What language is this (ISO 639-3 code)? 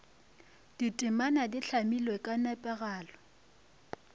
nso